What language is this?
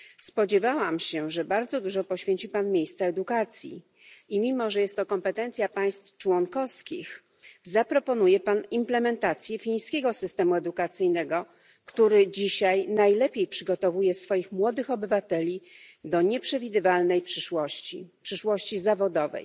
Polish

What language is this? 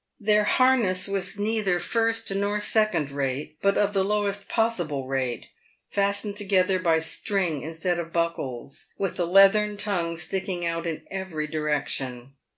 English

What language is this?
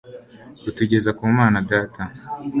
Kinyarwanda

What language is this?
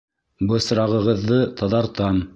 Bashkir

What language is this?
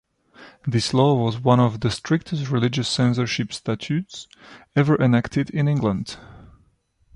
English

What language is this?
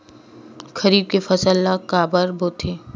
Chhattisgarhi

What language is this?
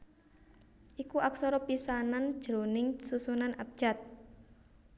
Javanese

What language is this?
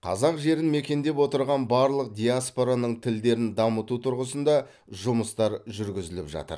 Kazakh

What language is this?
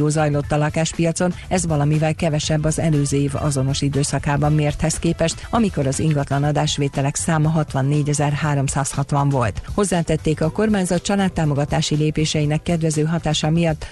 Hungarian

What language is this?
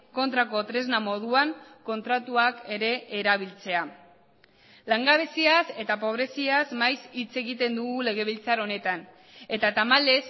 Basque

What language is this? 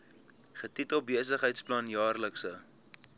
Afrikaans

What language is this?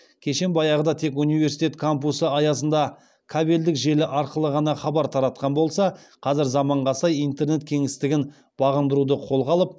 Kazakh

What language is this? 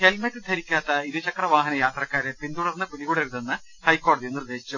Malayalam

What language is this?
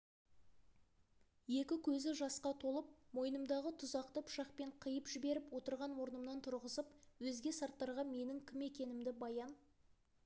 Kazakh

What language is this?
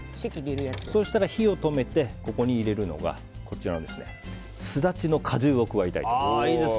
Japanese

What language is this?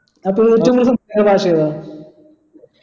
Malayalam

